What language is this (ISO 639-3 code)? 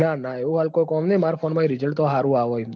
guj